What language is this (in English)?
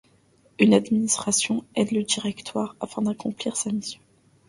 French